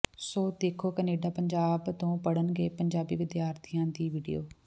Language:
Punjabi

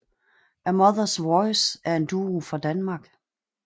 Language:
Danish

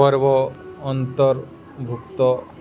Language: Odia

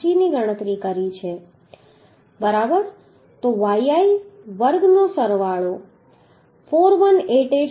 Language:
Gujarati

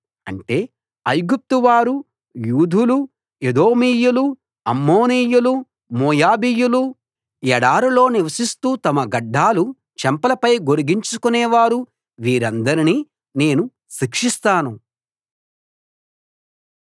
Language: Telugu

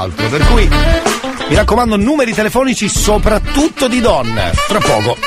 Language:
Italian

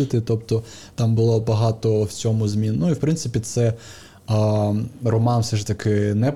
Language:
Ukrainian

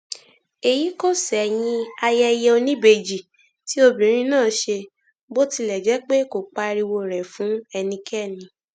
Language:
Yoruba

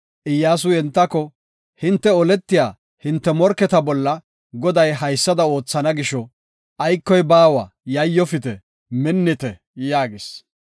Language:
Gofa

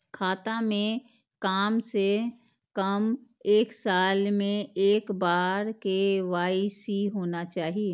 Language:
Maithili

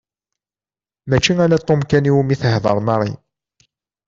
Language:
Kabyle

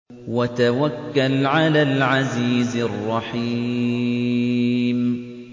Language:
Arabic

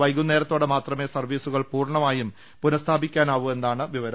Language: Malayalam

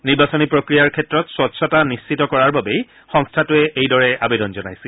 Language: Assamese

